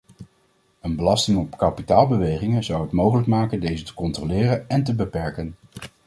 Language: Dutch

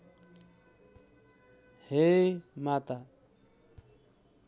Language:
Nepali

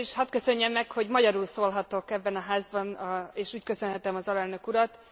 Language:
Hungarian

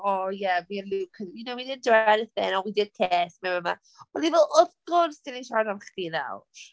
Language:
Welsh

